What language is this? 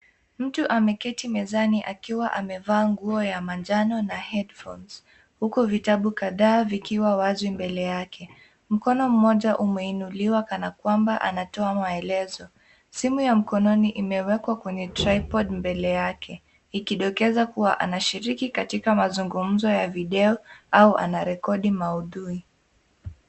Swahili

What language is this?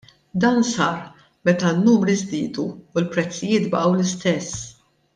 Maltese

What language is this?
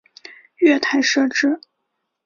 Chinese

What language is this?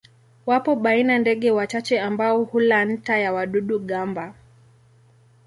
Swahili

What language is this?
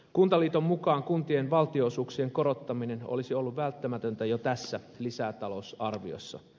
Finnish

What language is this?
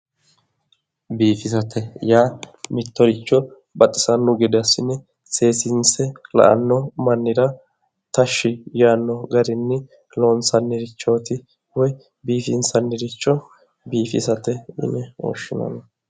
Sidamo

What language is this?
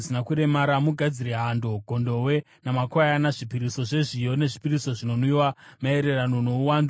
Shona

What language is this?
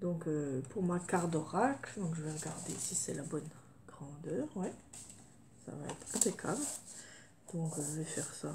French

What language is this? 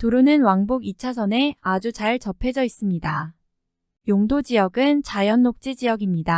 Korean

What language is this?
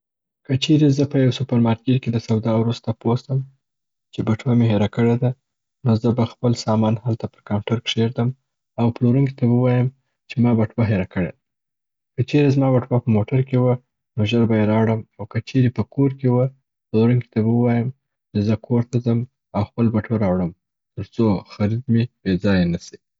Southern Pashto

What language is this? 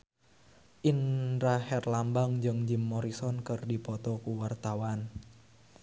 Sundanese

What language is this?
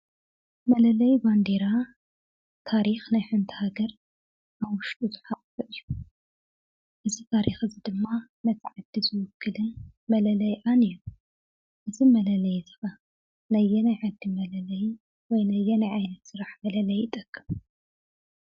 Tigrinya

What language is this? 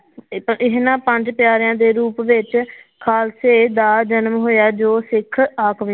Punjabi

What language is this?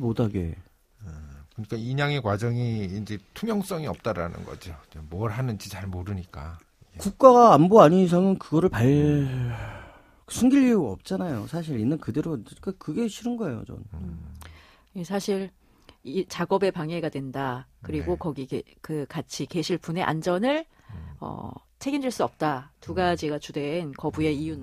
Korean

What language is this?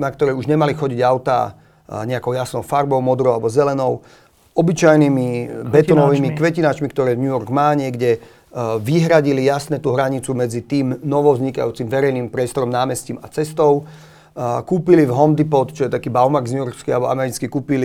Slovak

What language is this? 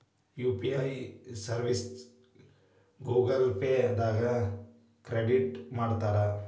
Kannada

